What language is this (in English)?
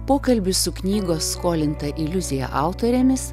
Lithuanian